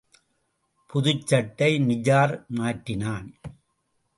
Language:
Tamil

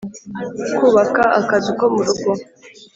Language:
Kinyarwanda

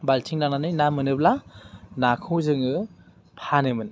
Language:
Bodo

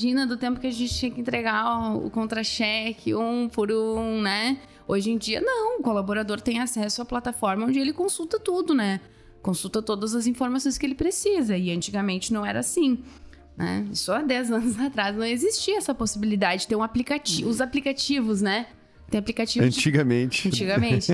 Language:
Portuguese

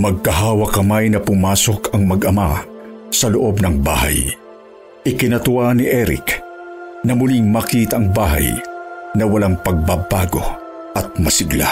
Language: Filipino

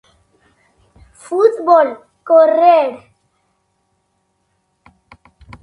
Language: Galician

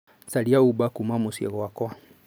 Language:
Kikuyu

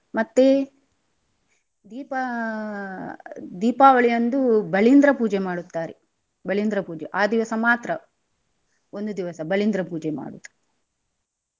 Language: Kannada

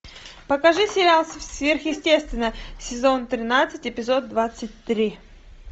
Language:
Russian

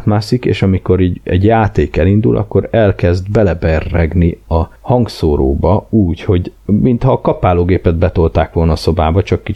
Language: Hungarian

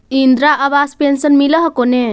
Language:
Magahi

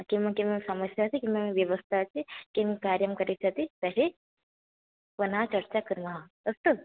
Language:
Sanskrit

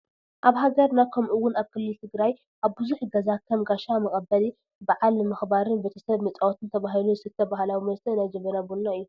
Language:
Tigrinya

